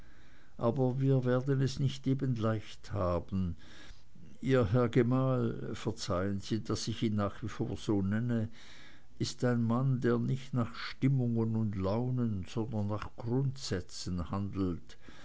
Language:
German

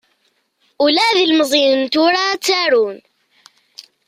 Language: Kabyle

